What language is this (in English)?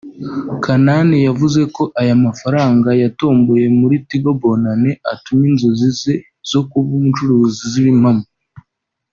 Kinyarwanda